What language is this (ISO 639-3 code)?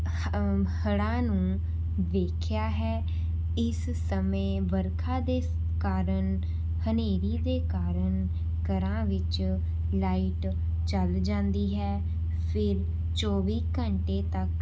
pan